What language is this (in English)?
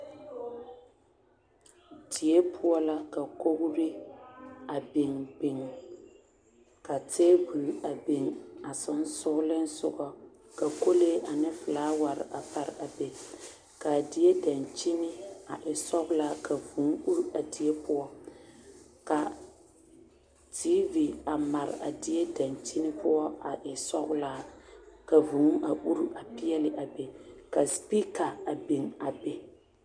Southern Dagaare